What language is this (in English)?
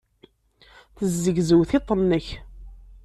Kabyle